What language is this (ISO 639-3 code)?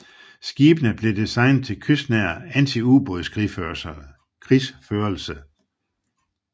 dan